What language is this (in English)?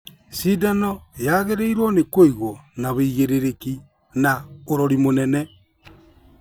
Kikuyu